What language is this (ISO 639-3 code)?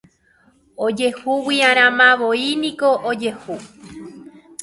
grn